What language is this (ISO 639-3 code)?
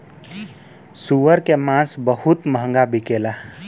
bho